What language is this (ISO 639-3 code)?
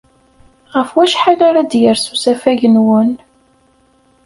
kab